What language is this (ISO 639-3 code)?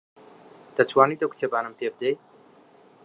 ckb